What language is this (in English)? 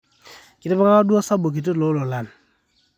Masai